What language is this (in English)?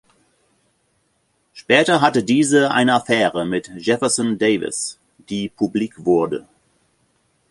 German